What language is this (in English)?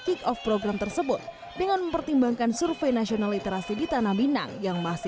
Indonesian